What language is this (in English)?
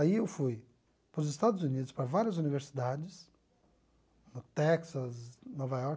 Portuguese